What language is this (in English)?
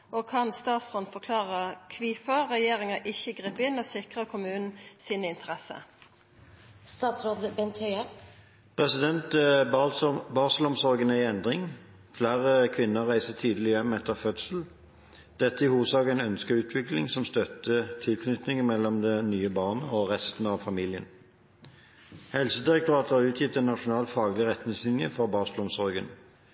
Norwegian